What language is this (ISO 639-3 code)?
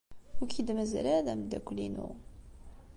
kab